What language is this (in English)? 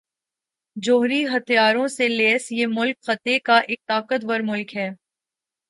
Urdu